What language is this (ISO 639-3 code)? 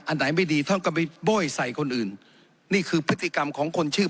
tha